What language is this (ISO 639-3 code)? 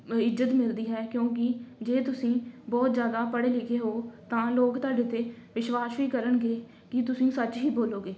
pan